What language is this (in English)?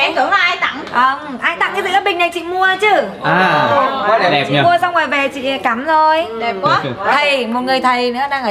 Vietnamese